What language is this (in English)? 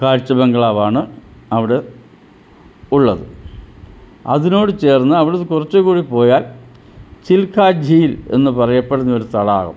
Malayalam